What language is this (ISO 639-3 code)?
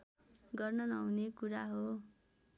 nep